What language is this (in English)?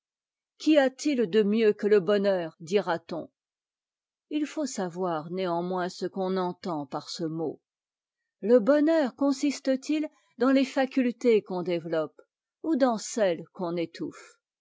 French